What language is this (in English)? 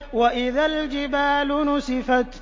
Arabic